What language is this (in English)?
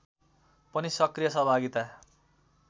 Nepali